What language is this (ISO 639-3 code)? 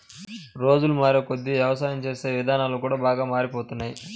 tel